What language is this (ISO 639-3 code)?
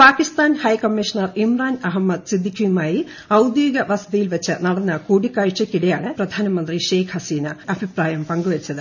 mal